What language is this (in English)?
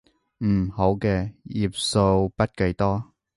Cantonese